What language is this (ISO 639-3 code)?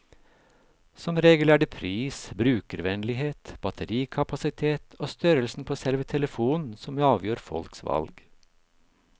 nor